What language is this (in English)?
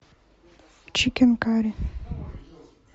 Russian